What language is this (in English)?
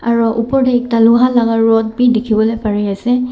Naga Pidgin